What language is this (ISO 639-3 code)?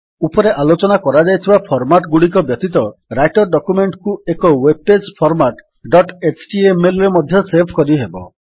ori